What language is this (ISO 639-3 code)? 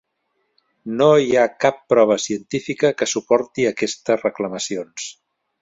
cat